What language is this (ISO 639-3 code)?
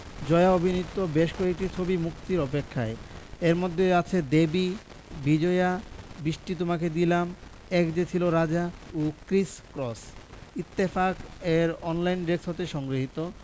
ben